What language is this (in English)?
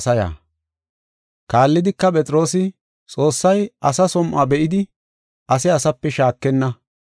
Gofa